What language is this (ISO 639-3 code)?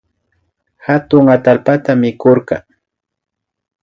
qvi